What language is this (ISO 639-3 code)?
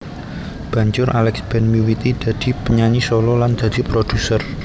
jav